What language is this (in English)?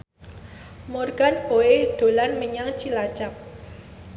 Javanese